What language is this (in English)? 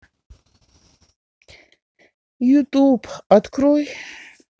Russian